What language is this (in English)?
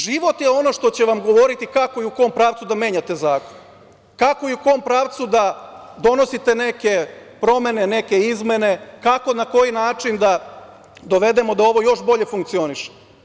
Serbian